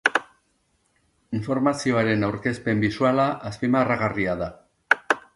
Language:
Basque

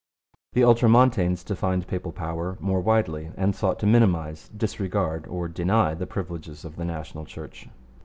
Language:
English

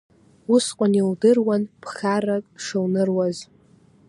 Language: Abkhazian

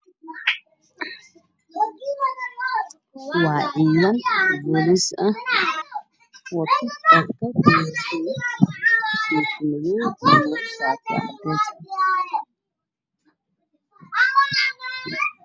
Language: Somali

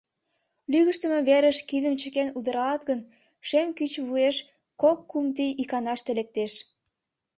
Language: Mari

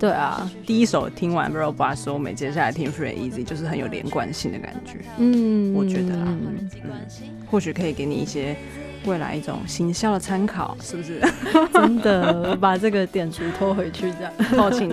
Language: Chinese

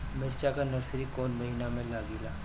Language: Bhojpuri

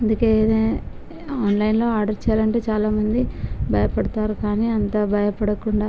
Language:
Telugu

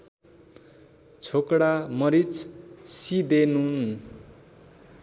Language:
Nepali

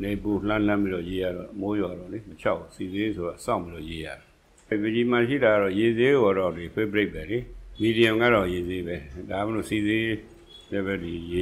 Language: Italian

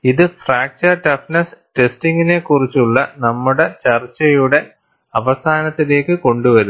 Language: Malayalam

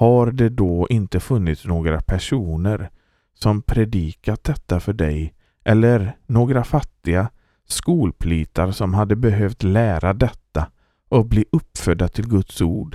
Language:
Swedish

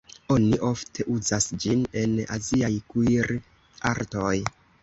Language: Esperanto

